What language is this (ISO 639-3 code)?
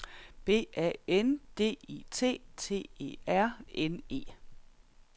dan